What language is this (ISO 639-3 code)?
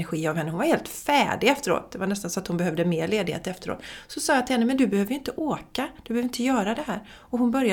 swe